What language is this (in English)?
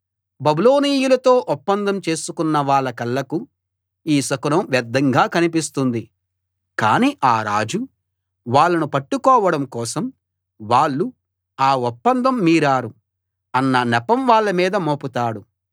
Telugu